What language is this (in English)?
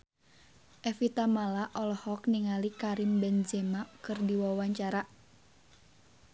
Sundanese